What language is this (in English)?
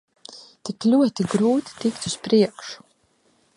Latvian